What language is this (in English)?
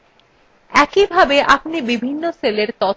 Bangla